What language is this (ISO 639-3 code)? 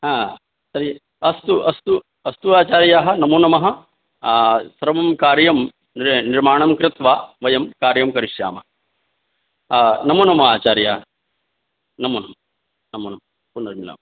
san